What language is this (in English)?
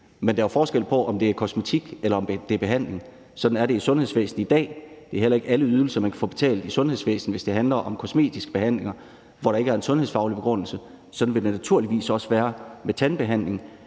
Danish